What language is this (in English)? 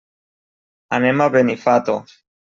Catalan